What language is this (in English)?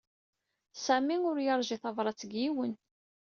Kabyle